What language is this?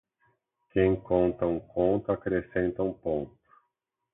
Portuguese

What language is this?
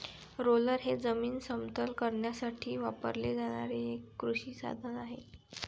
Marathi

